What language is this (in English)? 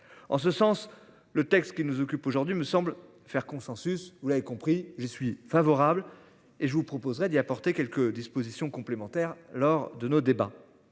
French